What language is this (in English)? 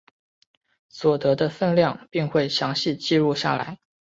Chinese